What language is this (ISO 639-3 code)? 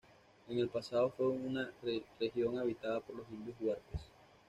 spa